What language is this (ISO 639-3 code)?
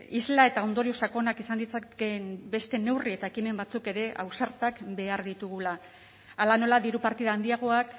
eus